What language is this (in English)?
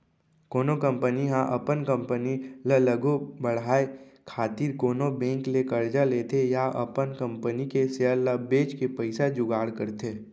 Chhattisgarhi